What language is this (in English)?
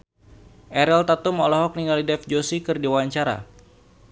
Sundanese